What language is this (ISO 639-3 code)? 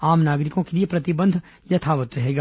hin